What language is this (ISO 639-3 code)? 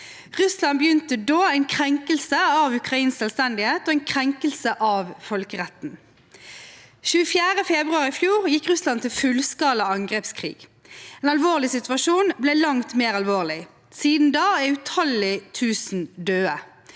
nor